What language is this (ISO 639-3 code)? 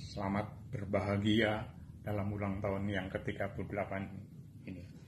ind